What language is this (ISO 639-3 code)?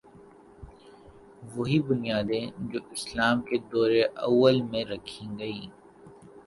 urd